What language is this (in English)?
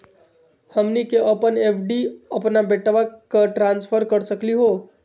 Magahi